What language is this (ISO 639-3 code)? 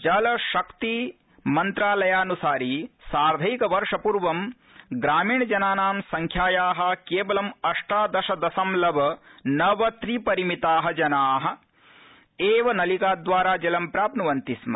san